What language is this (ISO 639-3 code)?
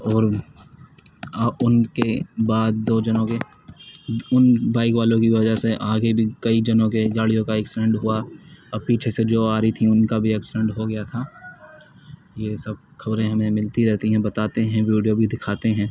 urd